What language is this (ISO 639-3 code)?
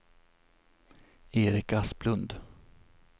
swe